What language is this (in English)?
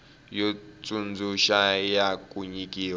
Tsonga